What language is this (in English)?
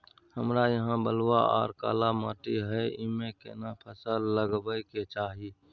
Maithili